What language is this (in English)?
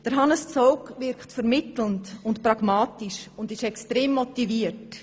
Swiss German